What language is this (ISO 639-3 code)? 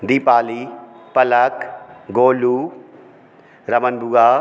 hin